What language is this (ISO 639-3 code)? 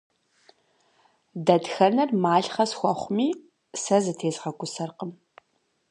kbd